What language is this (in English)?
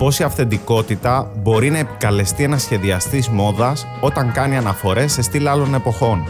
Greek